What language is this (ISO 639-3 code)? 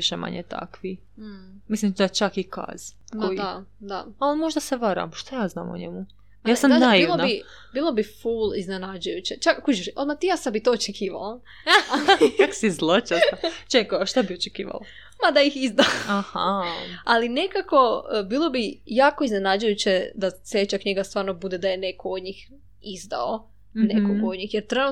hrv